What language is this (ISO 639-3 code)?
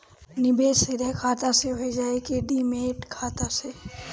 bho